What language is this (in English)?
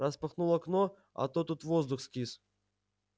Russian